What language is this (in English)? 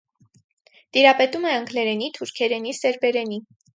Armenian